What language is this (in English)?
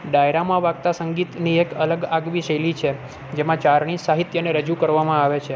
Gujarati